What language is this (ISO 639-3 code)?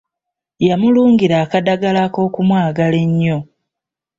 lug